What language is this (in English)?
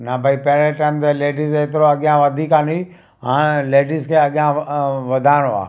Sindhi